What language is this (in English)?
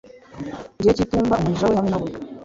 Kinyarwanda